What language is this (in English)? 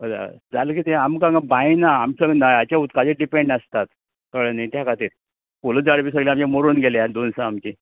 Konkani